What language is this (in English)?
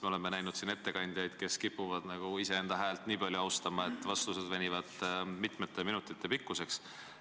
Estonian